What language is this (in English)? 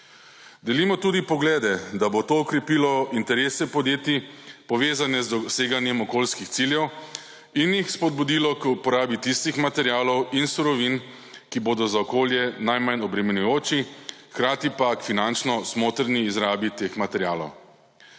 Slovenian